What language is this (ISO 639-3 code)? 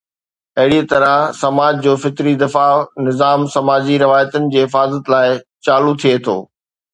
snd